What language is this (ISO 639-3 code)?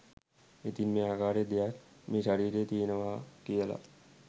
sin